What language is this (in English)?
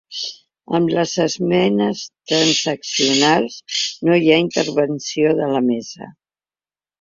Catalan